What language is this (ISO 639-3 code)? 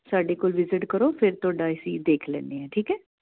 pan